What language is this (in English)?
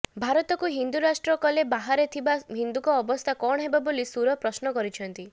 Odia